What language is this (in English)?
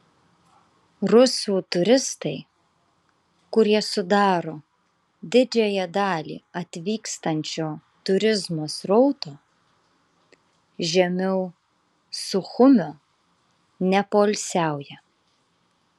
Lithuanian